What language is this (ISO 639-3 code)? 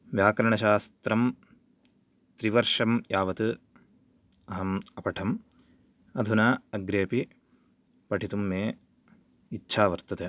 san